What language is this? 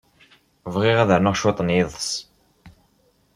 Kabyle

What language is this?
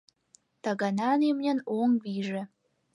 Mari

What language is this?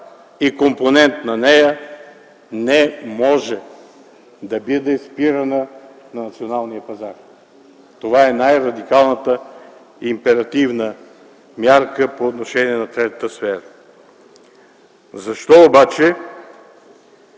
Bulgarian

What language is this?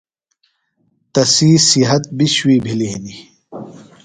Phalura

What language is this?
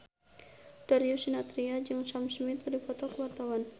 Sundanese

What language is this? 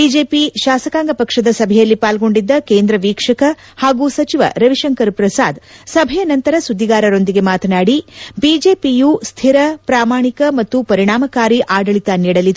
Kannada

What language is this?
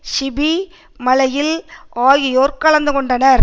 Tamil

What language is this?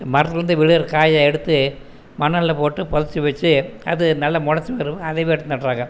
Tamil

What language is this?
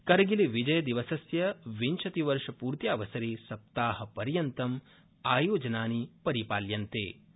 Sanskrit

